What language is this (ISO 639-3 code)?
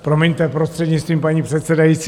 ces